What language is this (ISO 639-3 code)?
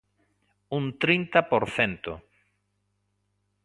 glg